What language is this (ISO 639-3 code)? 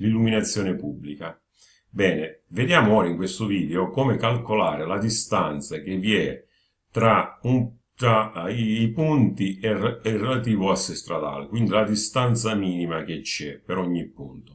ita